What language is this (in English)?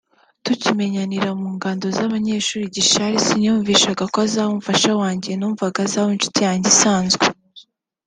Kinyarwanda